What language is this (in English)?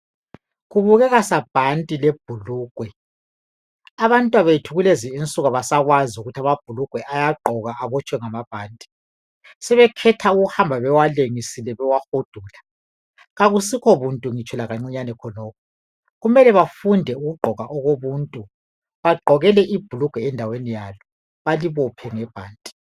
North Ndebele